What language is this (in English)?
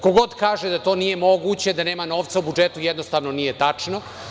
Serbian